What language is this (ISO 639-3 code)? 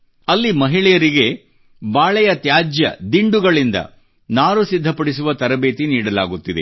kan